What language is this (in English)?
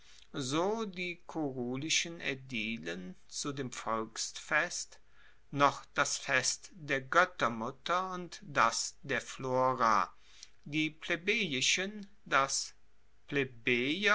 German